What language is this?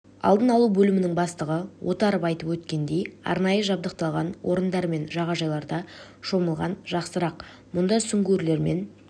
Kazakh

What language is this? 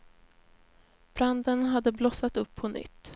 Swedish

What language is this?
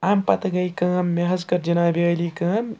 Kashmiri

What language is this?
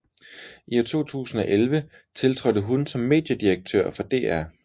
Danish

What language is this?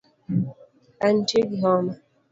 Luo (Kenya and Tanzania)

